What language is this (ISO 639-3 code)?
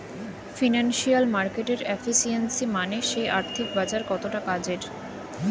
ben